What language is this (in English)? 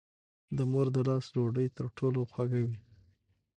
Pashto